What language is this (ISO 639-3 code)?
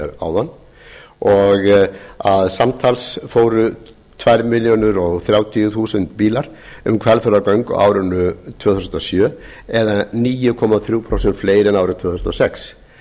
isl